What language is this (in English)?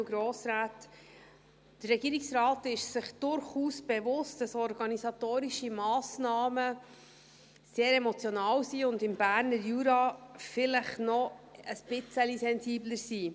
Swiss German